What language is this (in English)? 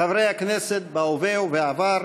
Hebrew